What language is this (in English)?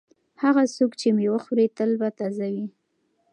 Pashto